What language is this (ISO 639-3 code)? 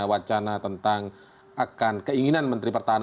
ind